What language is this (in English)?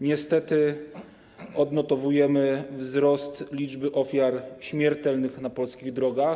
Polish